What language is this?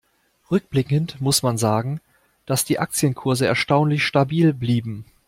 German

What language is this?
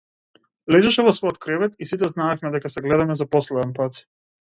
Macedonian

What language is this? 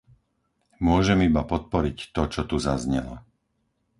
Slovak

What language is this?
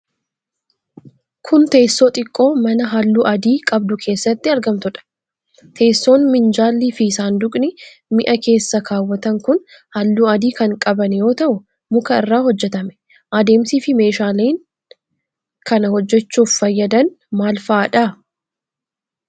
Oromo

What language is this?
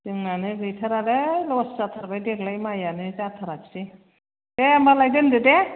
Bodo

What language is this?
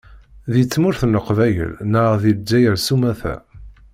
Kabyle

